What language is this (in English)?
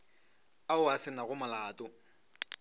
Northern Sotho